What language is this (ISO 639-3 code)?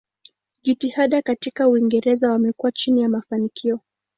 swa